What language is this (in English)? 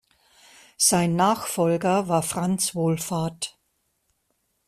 German